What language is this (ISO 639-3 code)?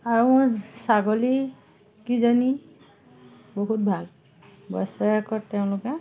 asm